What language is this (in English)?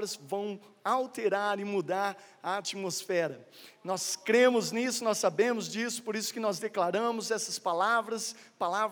Portuguese